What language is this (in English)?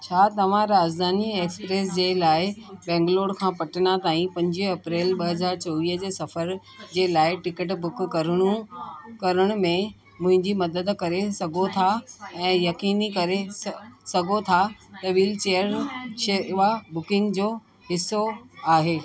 Sindhi